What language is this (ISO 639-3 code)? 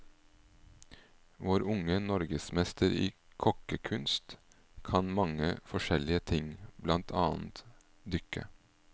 nor